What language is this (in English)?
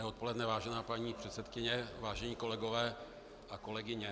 Czech